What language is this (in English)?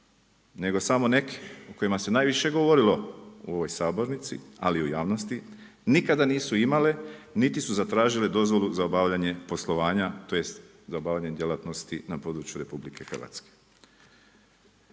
Croatian